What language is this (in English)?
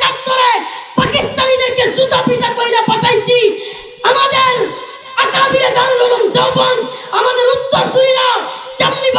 Turkish